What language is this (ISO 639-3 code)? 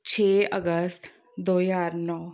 pan